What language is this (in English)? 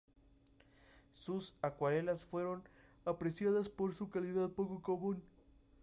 Spanish